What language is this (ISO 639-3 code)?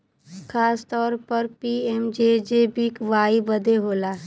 bho